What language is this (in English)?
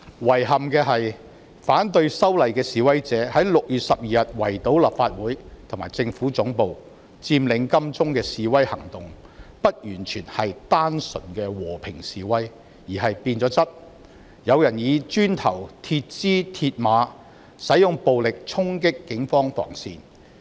Cantonese